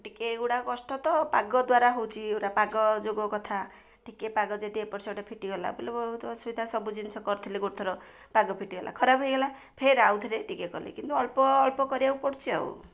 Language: Odia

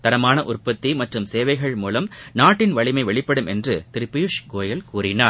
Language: Tamil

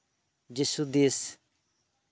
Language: Santali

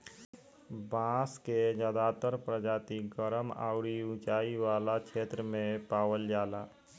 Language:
Bhojpuri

